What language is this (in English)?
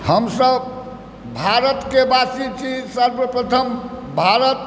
Maithili